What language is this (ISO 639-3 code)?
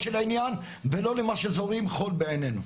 heb